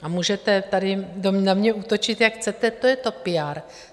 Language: Czech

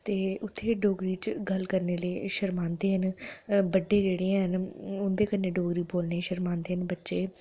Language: Dogri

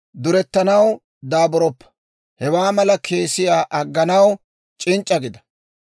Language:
Dawro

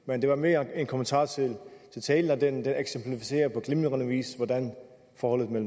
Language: Danish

